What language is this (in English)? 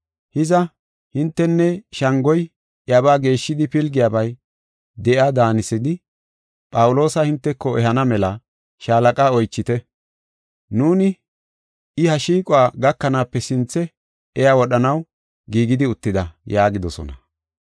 Gofa